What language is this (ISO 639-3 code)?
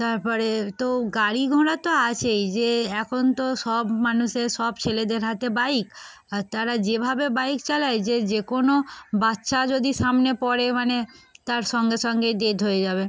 ben